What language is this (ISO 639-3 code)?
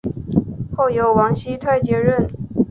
zho